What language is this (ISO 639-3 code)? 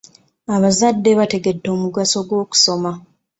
lug